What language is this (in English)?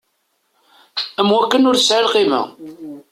Kabyle